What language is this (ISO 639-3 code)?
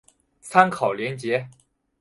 zho